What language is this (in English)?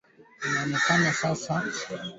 Swahili